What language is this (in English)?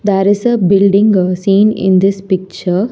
English